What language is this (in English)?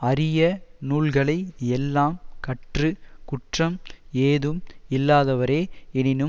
Tamil